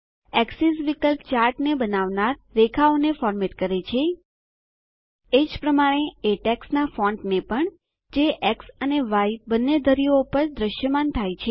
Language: Gujarati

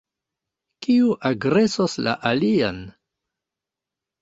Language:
Esperanto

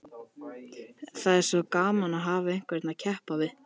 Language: Icelandic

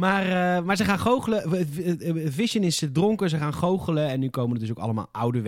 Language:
Dutch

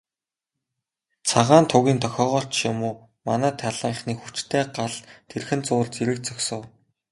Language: Mongolian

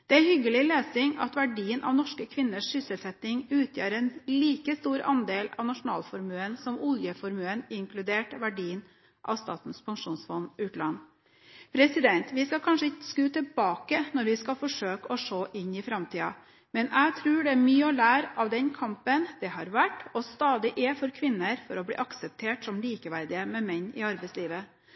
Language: Norwegian Bokmål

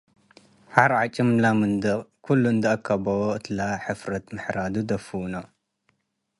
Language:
Tigre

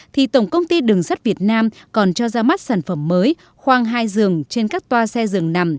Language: Vietnamese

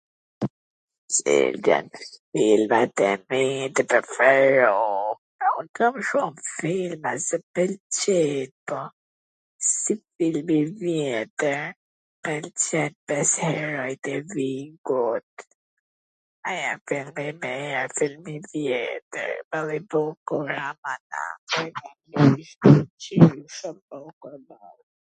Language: Gheg Albanian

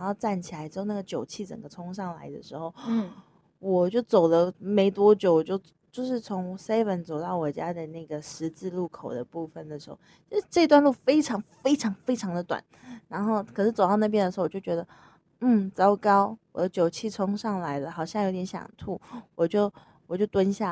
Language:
Chinese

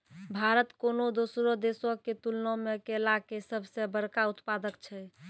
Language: Maithili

